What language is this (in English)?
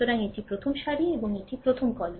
Bangla